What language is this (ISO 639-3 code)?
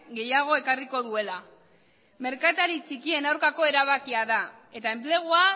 eus